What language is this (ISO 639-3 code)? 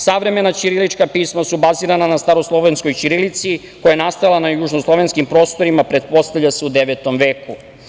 srp